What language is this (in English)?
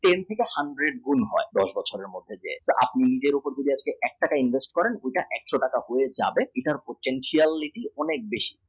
Bangla